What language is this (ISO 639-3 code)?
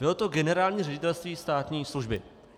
ces